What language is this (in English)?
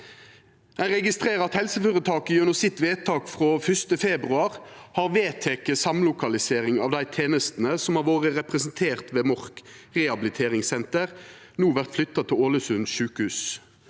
Norwegian